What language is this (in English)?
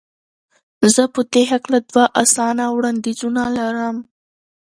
Pashto